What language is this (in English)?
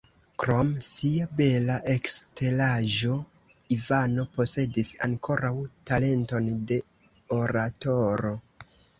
Esperanto